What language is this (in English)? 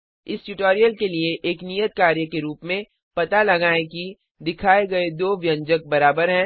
Hindi